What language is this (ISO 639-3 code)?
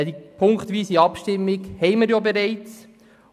gsw